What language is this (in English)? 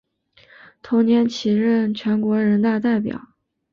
Chinese